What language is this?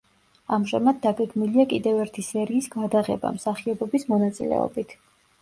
Georgian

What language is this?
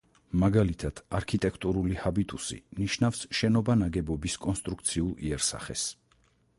Georgian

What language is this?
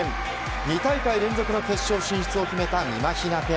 Japanese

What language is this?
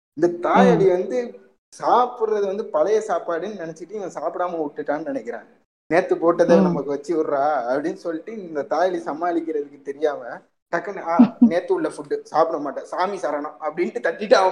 Tamil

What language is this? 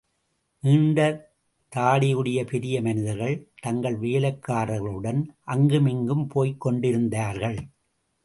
Tamil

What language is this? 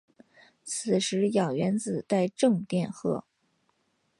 Chinese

